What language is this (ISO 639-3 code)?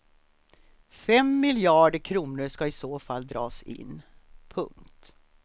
swe